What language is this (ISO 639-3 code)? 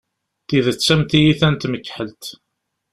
kab